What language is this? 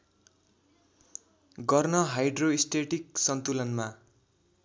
Nepali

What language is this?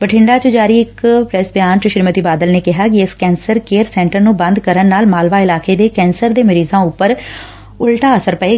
Punjabi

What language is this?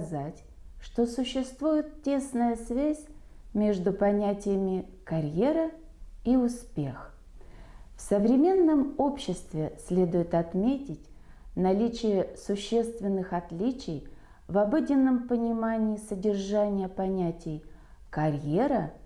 Russian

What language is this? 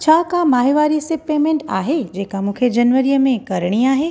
Sindhi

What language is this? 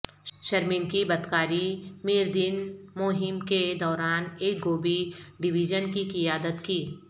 Urdu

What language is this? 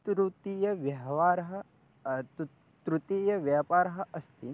Sanskrit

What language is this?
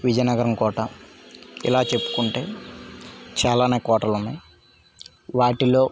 Telugu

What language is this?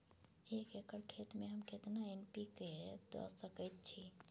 Maithili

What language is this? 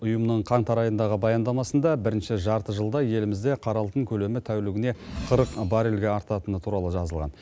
Kazakh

